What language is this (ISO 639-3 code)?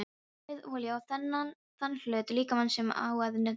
isl